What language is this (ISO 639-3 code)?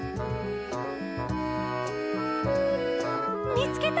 jpn